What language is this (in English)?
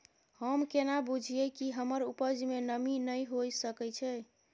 Maithili